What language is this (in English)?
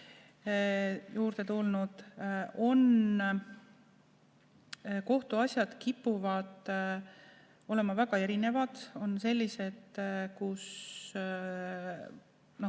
Estonian